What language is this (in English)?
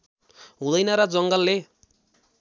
Nepali